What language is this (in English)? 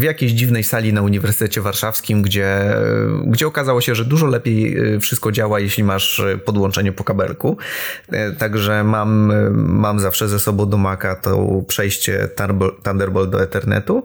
Polish